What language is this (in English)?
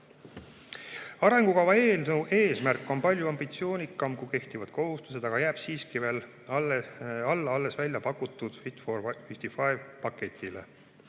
Estonian